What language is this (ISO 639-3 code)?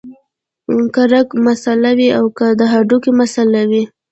pus